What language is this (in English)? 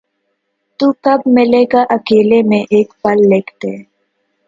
Urdu